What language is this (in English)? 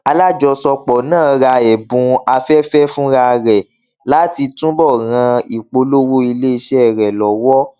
Yoruba